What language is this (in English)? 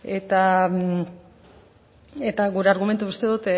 Basque